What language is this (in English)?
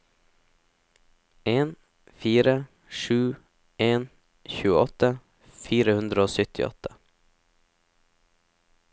Norwegian